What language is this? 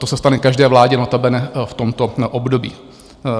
Czech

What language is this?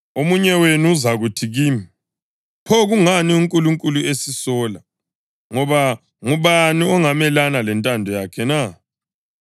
North Ndebele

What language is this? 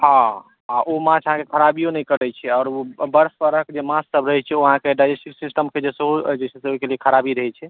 Maithili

